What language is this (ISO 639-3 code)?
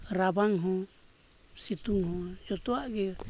sat